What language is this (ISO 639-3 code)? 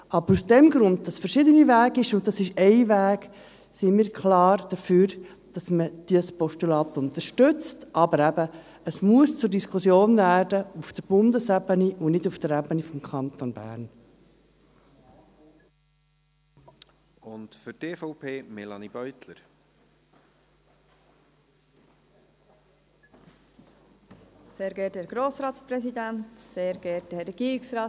gsw